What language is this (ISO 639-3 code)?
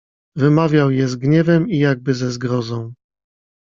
pol